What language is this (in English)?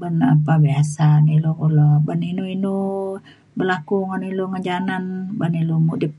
Mainstream Kenyah